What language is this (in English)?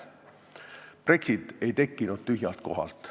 Estonian